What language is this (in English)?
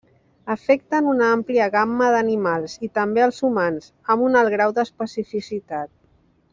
Catalan